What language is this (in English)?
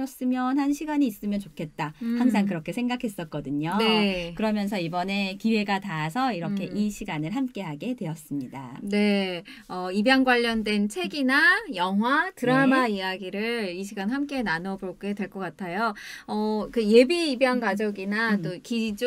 Korean